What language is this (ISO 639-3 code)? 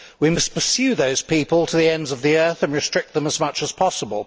eng